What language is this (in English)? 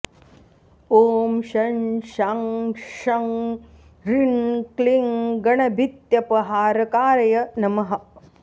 Sanskrit